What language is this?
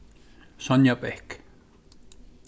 Faroese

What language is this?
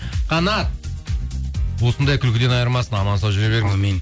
Kazakh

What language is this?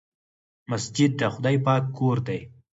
Pashto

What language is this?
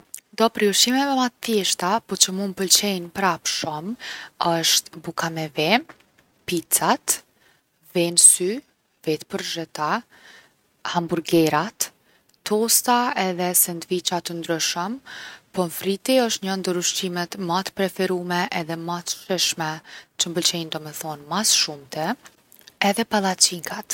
Gheg Albanian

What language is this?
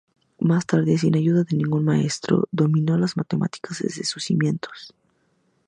Spanish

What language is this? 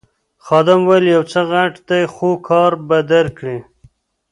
Pashto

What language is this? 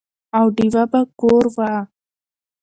Pashto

